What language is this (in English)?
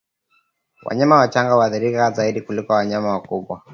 Swahili